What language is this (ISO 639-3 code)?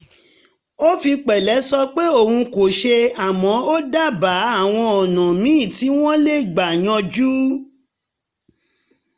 yor